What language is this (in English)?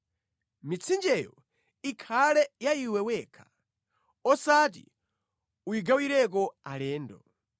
Nyanja